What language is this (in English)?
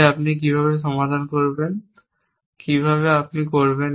Bangla